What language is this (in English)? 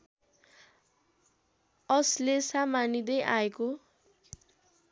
Nepali